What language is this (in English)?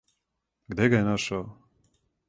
Serbian